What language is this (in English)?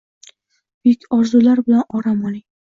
Uzbek